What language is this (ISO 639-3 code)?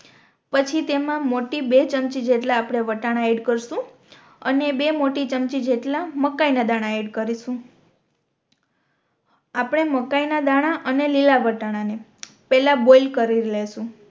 guj